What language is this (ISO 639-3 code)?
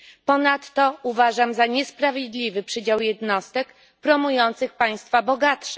pol